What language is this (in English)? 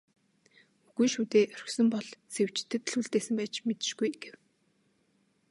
Mongolian